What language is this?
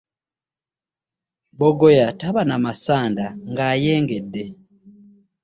Ganda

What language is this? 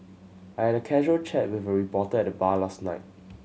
English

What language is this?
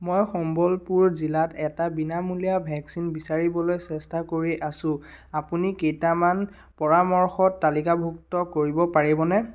Assamese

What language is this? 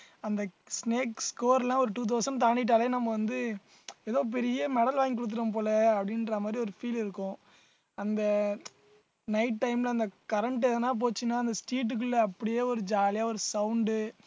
Tamil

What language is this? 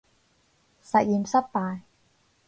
Cantonese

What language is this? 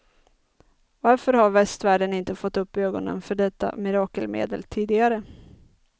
Swedish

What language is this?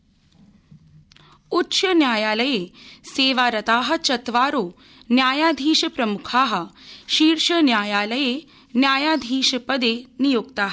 Sanskrit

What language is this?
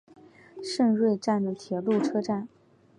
Chinese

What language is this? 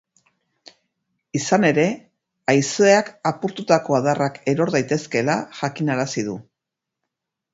Basque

